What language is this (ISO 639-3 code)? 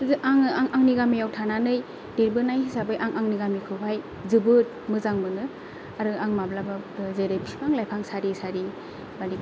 brx